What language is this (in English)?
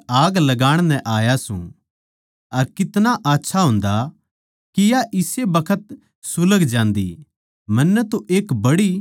Haryanvi